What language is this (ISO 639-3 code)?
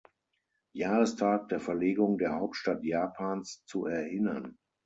deu